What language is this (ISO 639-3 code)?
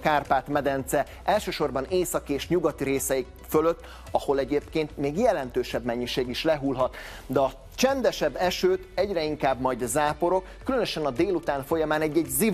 hun